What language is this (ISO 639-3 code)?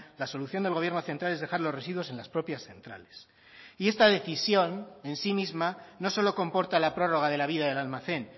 spa